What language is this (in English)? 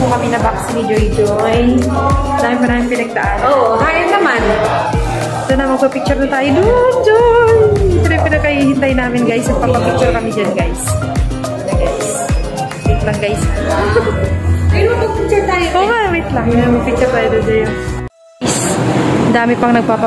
Indonesian